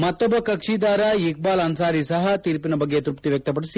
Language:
Kannada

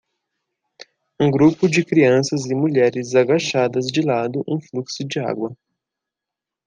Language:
Portuguese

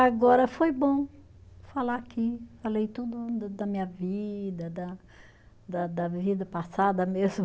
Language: Portuguese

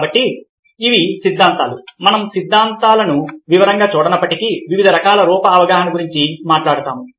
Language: Telugu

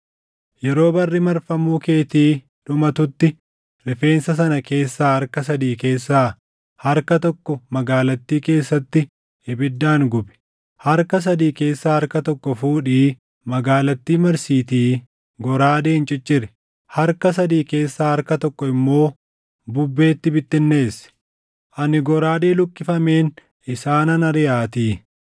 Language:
Oromo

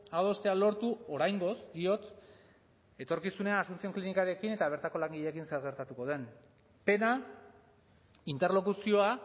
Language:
Basque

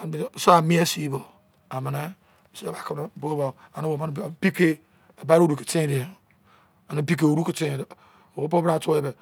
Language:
Izon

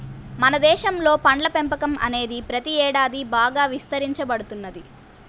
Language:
Telugu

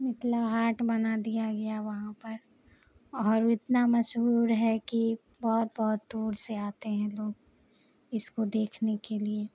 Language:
Urdu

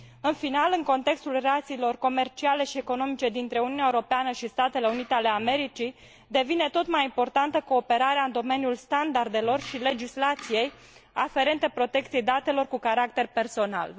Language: Romanian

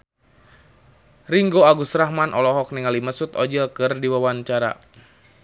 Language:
Sundanese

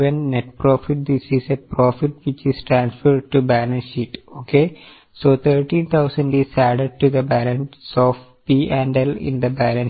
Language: Malayalam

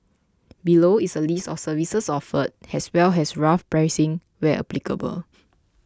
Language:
English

